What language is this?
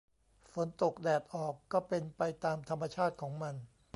Thai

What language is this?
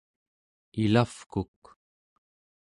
Central Yupik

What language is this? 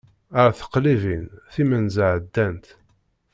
Kabyle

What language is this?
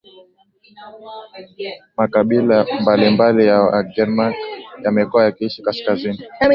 Swahili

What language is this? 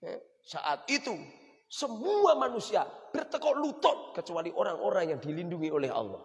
Indonesian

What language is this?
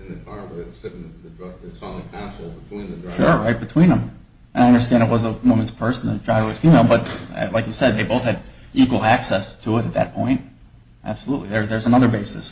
English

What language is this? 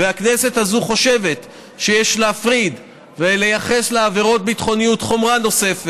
Hebrew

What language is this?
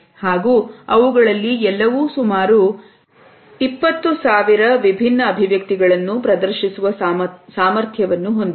Kannada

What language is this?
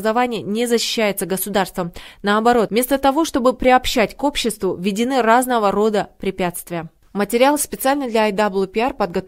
Russian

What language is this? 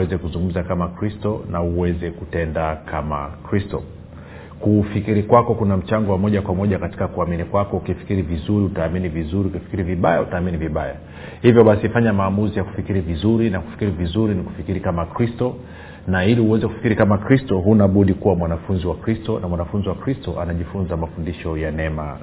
Swahili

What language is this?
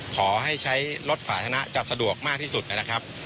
Thai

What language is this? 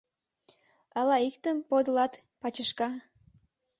Mari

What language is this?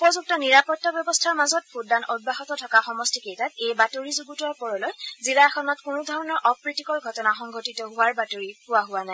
Assamese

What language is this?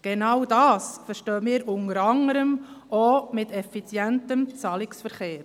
Swiss German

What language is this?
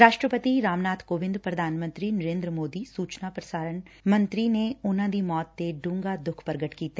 Punjabi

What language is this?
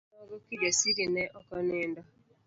Luo (Kenya and Tanzania)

